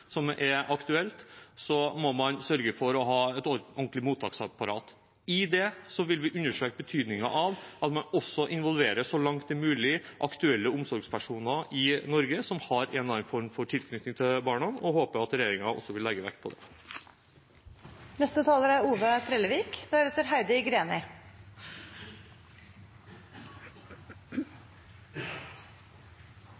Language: Norwegian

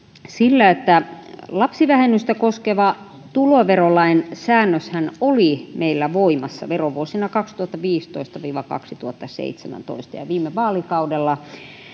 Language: Finnish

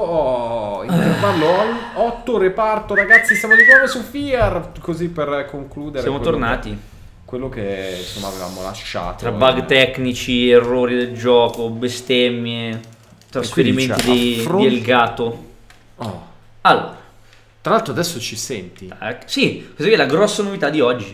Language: Italian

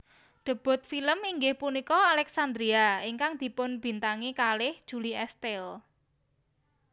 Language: Javanese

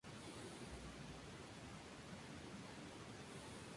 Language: Spanish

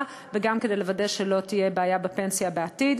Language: Hebrew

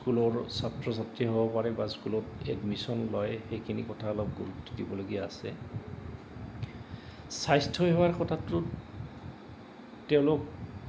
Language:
Assamese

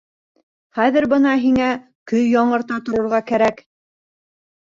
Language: Bashkir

